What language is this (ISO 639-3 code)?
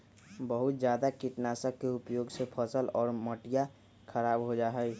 mag